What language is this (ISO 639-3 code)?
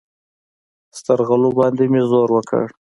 pus